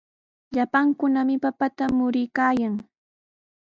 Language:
Sihuas Ancash Quechua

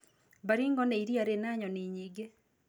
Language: Kikuyu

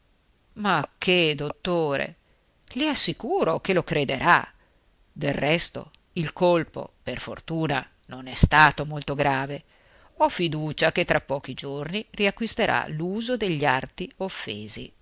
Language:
Italian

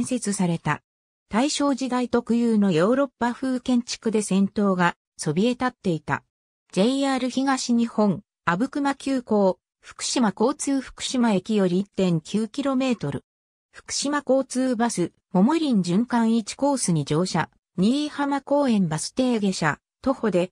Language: Japanese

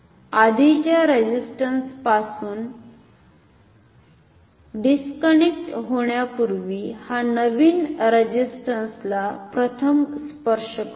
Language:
Marathi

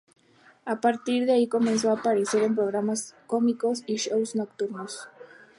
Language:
Spanish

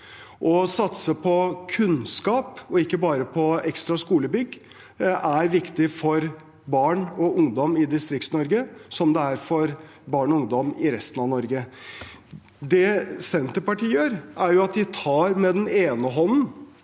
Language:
Norwegian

